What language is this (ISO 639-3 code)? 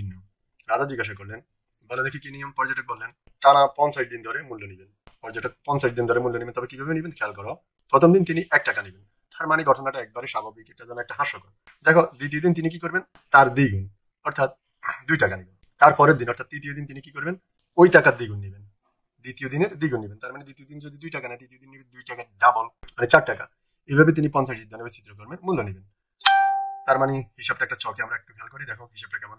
tur